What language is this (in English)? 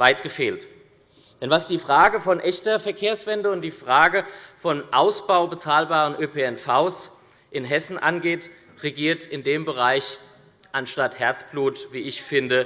German